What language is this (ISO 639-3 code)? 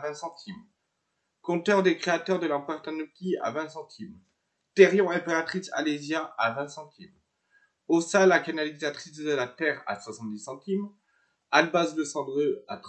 fra